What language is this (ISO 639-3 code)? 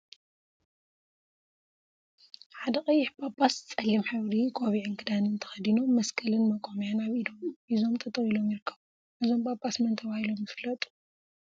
tir